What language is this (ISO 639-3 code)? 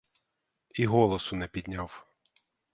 ukr